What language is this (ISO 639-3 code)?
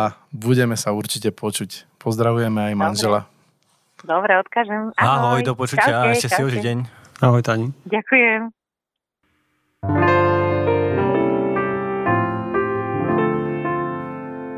slk